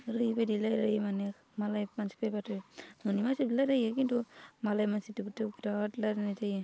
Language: Bodo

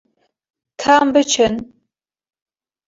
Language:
Kurdish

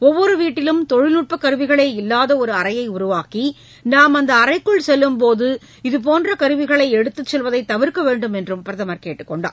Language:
Tamil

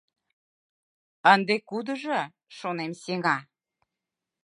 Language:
Mari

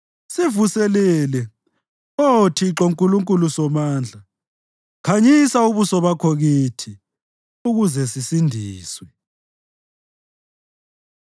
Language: North Ndebele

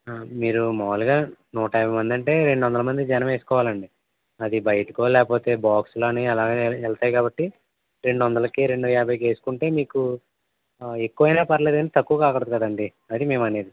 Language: Telugu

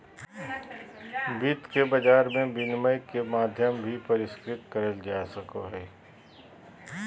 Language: Magahi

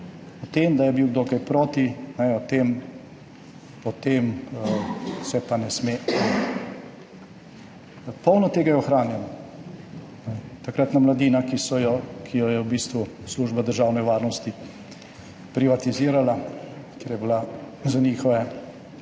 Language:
Slovenian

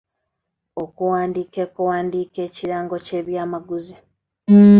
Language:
Ganda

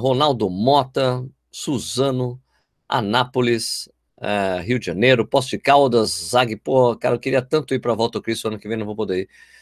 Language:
Portuguese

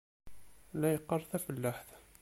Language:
Kabyle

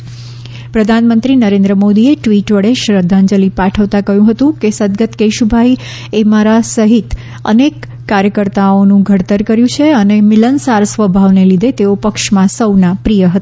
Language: Gujarati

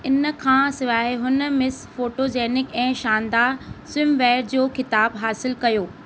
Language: Sindhi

